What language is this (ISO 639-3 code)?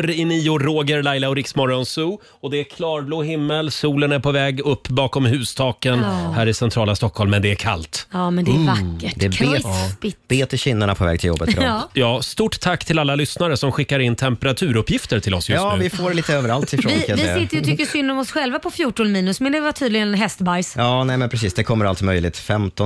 swe